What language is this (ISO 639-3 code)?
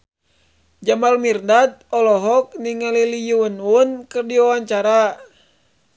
sun